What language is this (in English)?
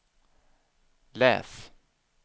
Swedish